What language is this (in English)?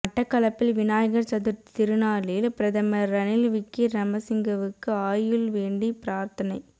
Tamil